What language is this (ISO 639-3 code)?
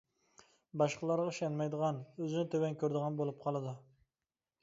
uig